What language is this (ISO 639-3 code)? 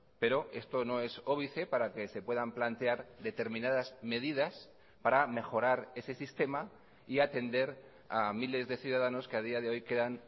spa